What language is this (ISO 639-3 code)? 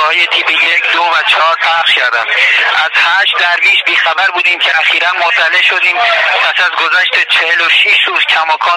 fas